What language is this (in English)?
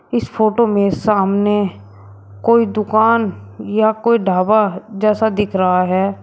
Hindi